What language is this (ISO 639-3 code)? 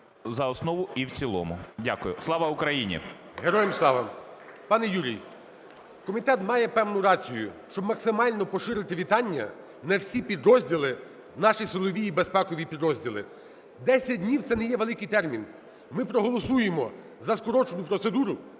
ukr